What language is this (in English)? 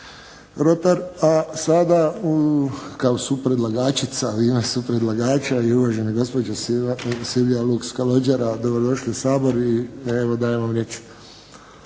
Croatian